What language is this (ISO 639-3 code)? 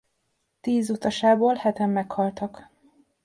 hun